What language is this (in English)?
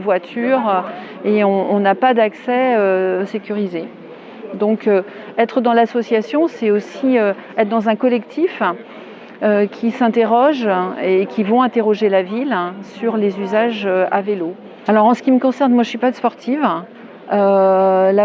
French